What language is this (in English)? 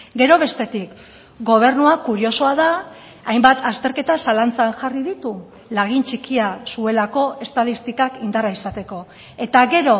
Basque